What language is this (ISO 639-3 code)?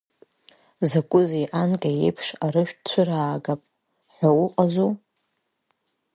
abk